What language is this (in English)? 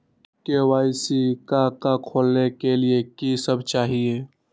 Magahi